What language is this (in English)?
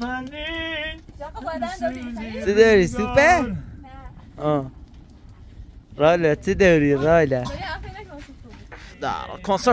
Persian